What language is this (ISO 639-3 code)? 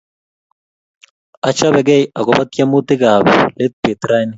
kln